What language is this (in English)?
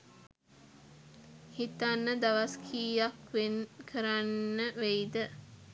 Sinhala